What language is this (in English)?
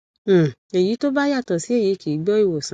Yoruba